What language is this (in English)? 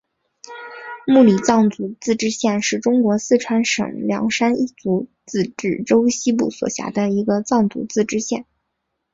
Chinese